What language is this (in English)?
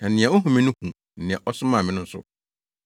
Akan